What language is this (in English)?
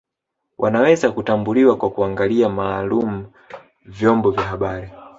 Swahili